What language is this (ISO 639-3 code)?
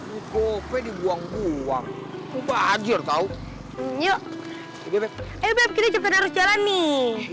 ind